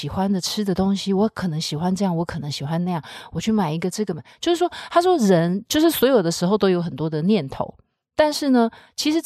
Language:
Chinese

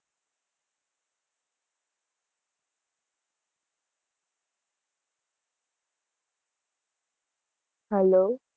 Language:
Gujarati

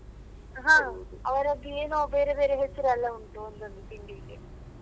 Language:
Kannada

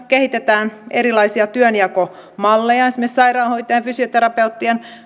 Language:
Finnish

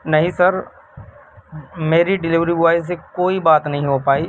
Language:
Urdu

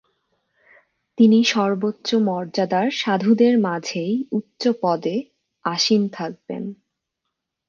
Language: Bangla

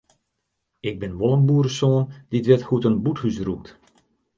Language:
Western Frisian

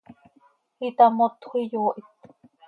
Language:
Seri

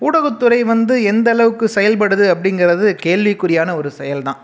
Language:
Tamil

